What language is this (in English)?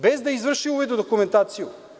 Serbian